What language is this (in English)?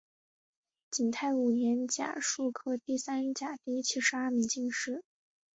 Chinese